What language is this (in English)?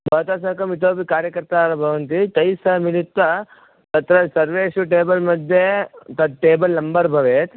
Sanskrit